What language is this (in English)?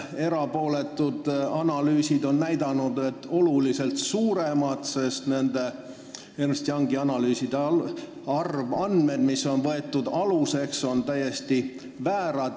Estonian